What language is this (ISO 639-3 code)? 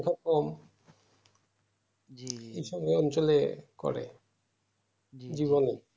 ben